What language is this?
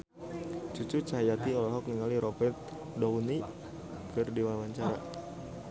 Sundanese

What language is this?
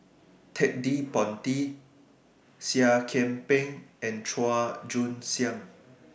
English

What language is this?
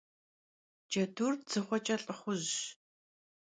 Kabardian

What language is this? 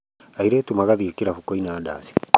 Kikuyu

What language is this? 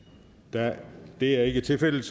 Danish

